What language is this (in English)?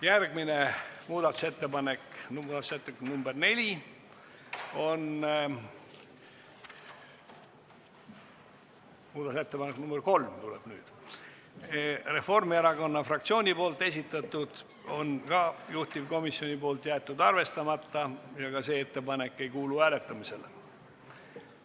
Estonian